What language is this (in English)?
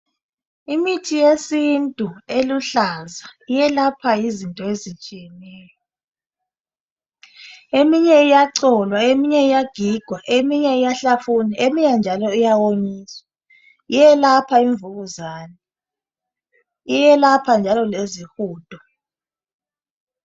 North Ndebele